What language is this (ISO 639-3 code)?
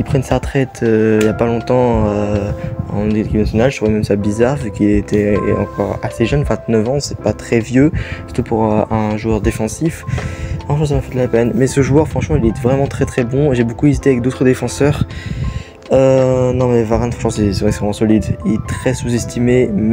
fra